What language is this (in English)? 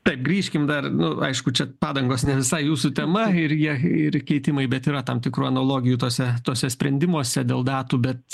Lithuanian